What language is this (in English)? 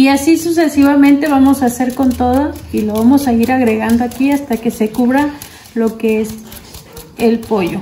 Spanish